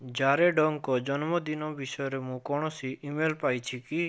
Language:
Odia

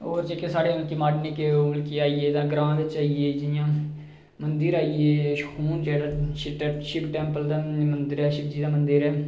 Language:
Dogri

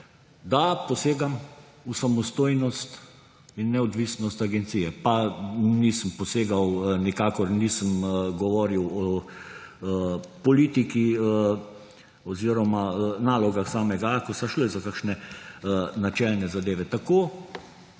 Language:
Slovenian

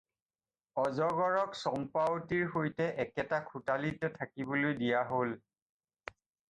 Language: Assamese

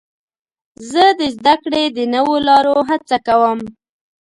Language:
Pashto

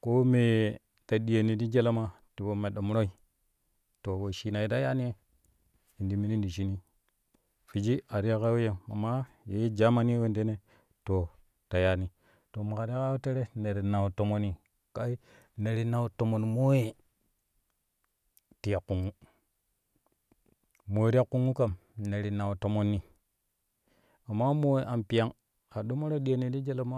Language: Kushi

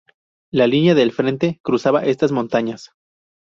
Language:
Spanish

